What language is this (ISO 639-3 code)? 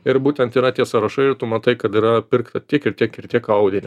lit